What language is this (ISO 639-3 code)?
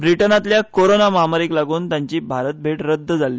kok